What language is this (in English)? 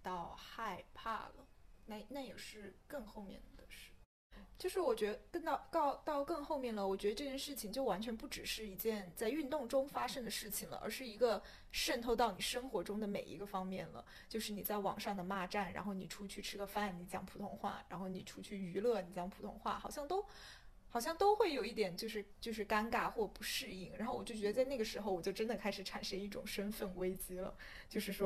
Chinese